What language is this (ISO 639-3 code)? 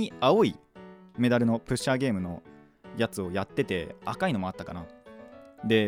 jpn